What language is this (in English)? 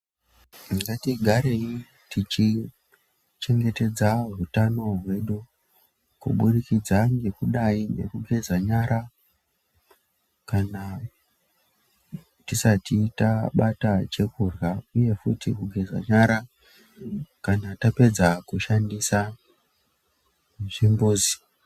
Ndau